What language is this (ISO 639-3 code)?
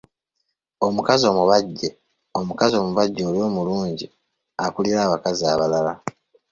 lug